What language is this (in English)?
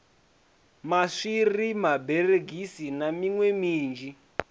Venda